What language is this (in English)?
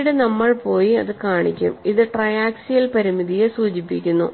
Malayalam